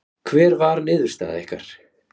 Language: Icelandic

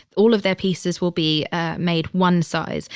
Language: English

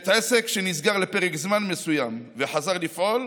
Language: Hebrew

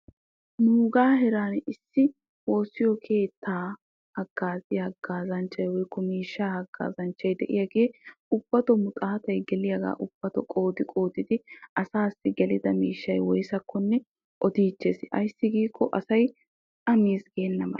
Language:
Wolaytta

